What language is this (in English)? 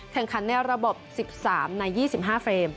Thai